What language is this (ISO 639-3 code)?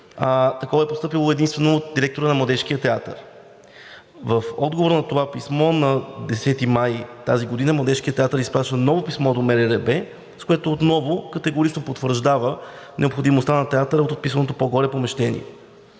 bul